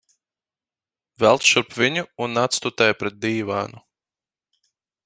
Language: Latvian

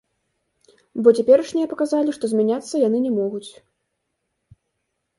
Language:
Belarusian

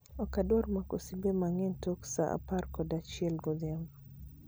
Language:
Luo (Kenya and Tanzania)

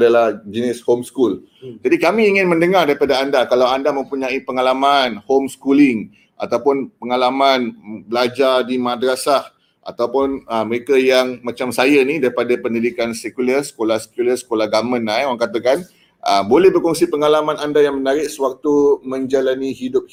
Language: Malay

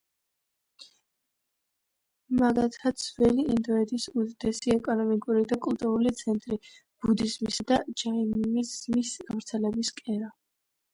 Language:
Georgian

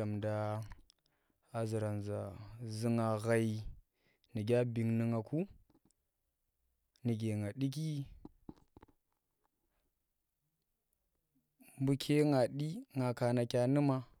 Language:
Tera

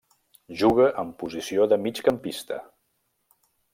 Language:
Catalan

